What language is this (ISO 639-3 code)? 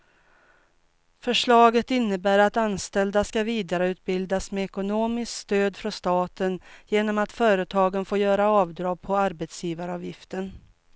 swe